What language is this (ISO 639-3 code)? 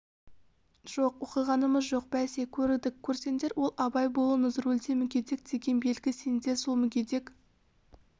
kaz